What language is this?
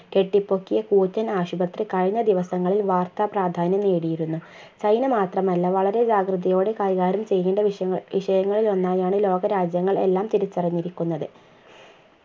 Malayalam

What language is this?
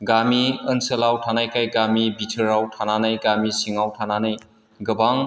Bodo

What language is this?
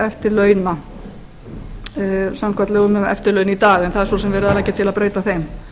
Icelandic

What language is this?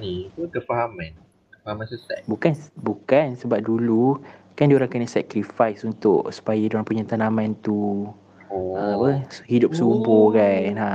Malay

